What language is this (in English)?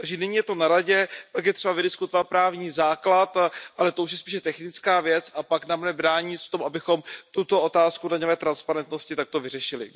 Czech